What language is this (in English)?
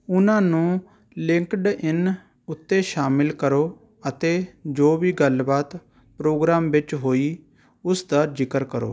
Punjabi